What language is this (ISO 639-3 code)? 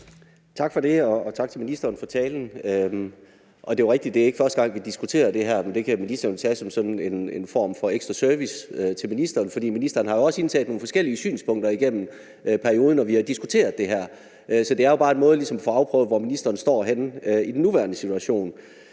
dan